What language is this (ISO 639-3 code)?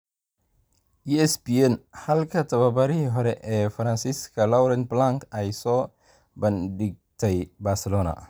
som